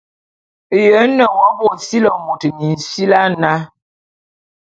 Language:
Bulu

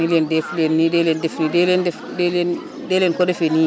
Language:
Wolof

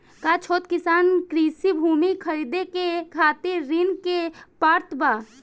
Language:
Bhojpuri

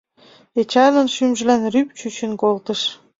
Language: Mari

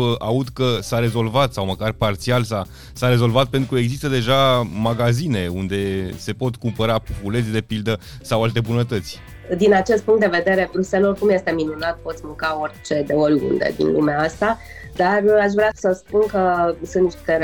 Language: Romanian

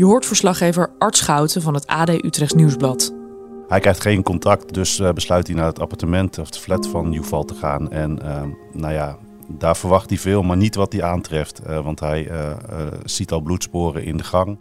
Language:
Dutch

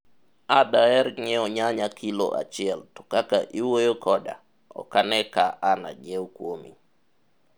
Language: Luo (Kenya and Tanzania)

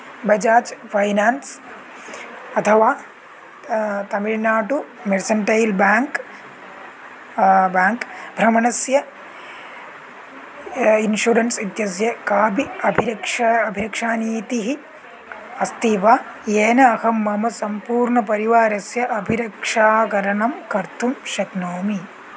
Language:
Sanskrit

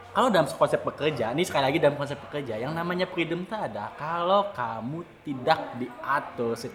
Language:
Indonesian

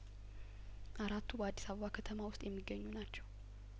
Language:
Amharic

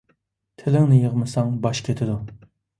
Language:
Uyghur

